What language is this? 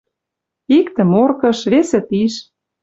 Western Mari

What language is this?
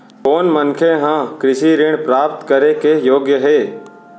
Chhattisgarhi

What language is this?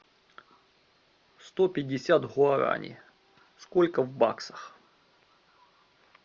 Russian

